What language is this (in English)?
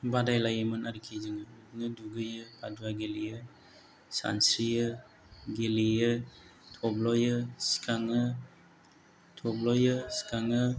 Bodo